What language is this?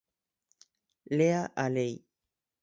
Galician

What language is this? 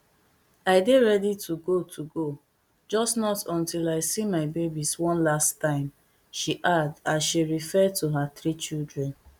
Nigerian Pidgin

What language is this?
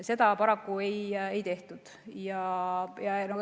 Estonian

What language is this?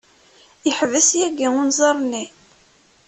Kabyle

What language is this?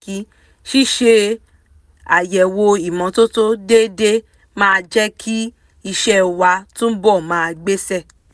Yoruba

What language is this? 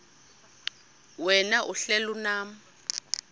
Xhosa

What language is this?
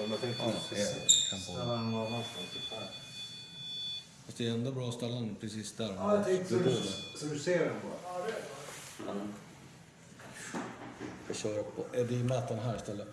Swedish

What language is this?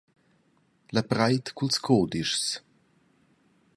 Romansh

